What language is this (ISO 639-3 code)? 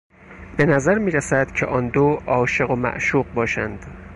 fas